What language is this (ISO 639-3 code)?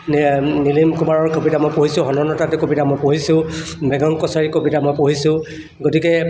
asm